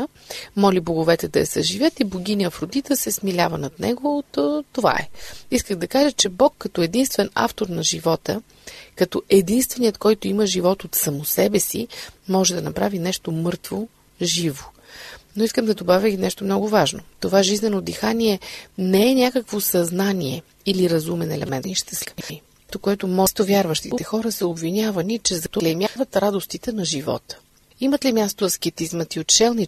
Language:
Bulgarian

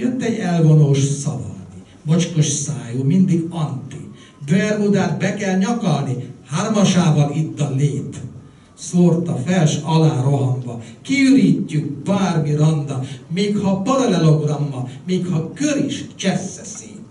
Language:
Hungarian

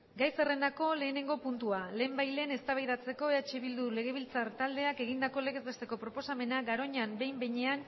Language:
Basque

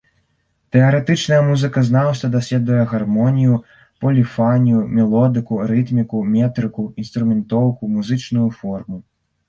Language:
Belarusian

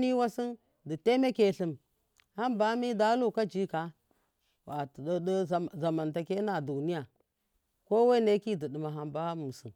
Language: Miya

